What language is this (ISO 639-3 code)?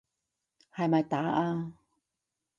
yue